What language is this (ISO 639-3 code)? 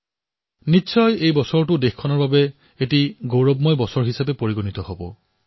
asm